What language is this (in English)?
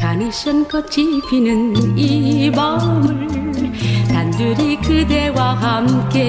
Korean